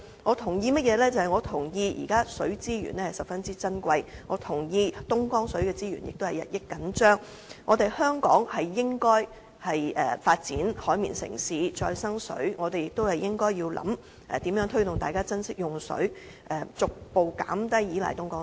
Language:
Cantonese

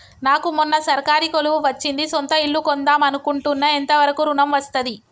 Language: Telugu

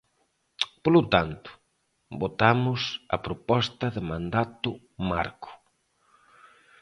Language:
Galician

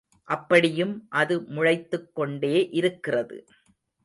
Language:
Tamil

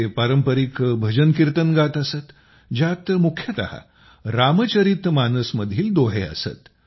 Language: Marathi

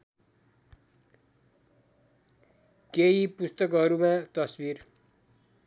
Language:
Nepali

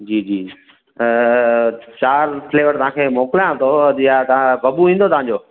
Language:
Sindhi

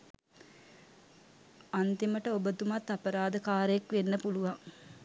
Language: Sinhala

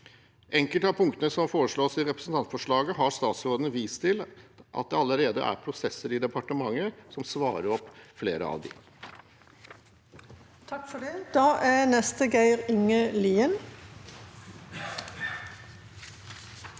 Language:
Norwegian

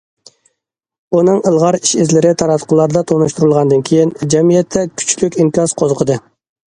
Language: Uyghur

